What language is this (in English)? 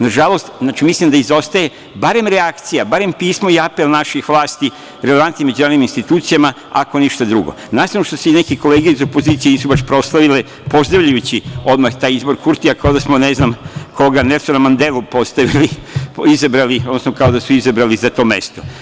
Serbian